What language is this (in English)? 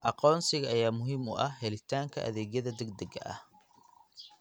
Somali